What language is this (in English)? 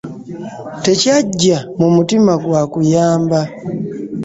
Ganda